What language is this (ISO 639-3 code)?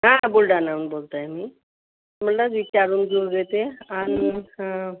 mar